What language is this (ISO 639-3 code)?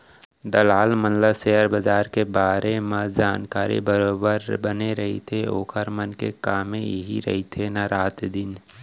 hne